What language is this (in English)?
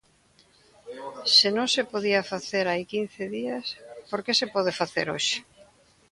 Galician